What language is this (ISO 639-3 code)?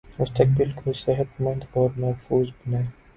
urd